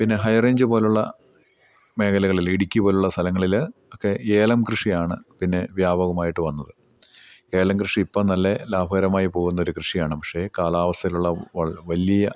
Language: Malayalam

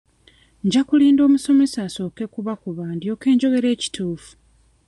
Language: Ganda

